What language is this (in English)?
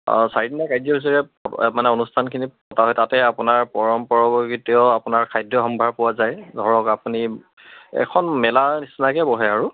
Assamese